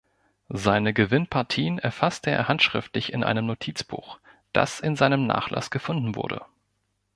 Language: German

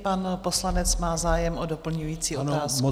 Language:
Czech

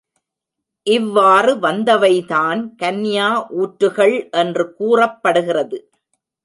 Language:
Tamil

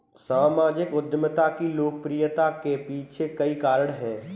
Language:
Hindi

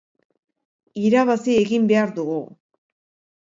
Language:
Basque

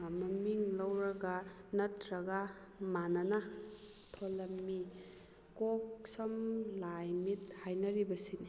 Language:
Manipuri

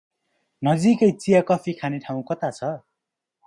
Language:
Nepali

